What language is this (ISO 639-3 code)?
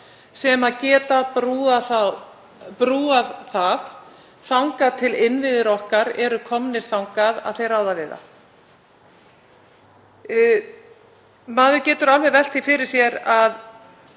isl